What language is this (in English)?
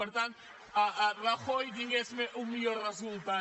Catalan